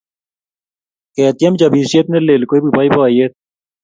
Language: Kalenjin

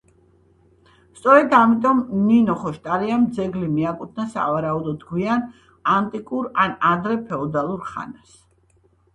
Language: Georgian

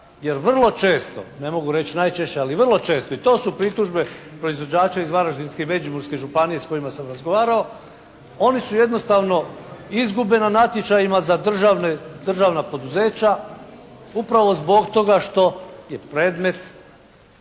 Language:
Croatian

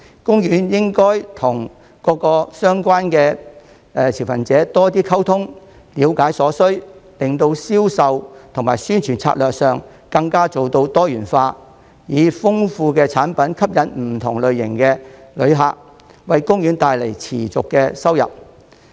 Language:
Cantonese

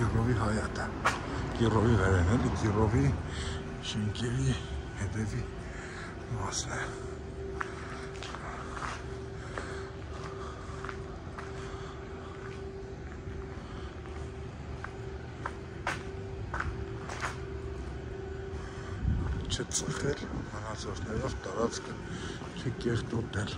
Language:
Romanian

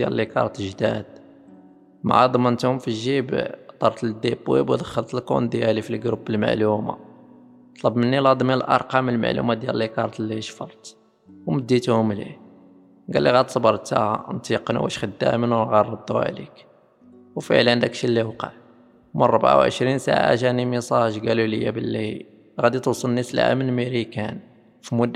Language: Arabic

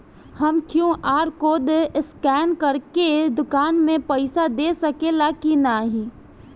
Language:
Bhojpuri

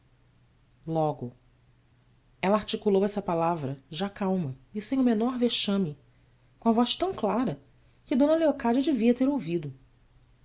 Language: Portuguese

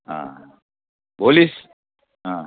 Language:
Nepali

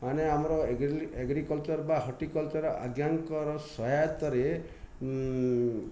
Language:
Odia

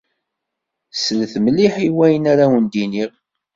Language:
Kabyle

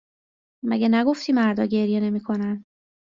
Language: Persian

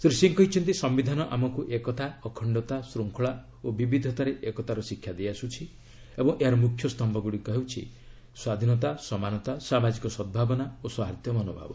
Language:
Odia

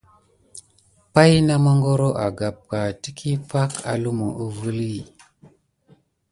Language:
Gidar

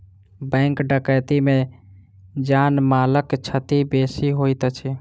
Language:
Maithili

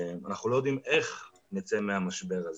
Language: Hebrew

